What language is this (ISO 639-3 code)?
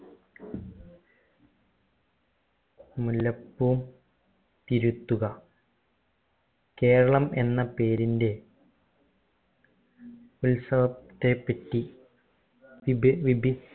mal